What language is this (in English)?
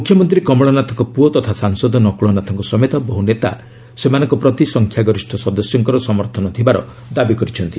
Odia